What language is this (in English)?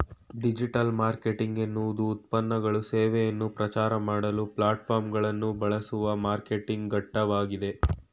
Kannada